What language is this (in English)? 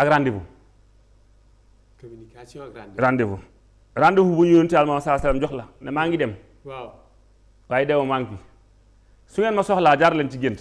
Indonesian